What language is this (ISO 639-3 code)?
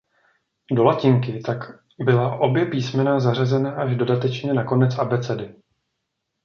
ces